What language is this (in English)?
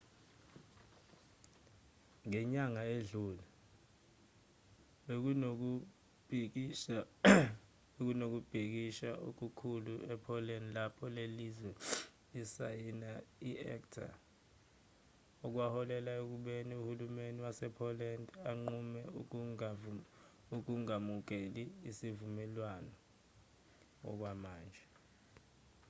Zulu